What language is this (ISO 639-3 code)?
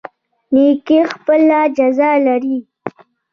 pus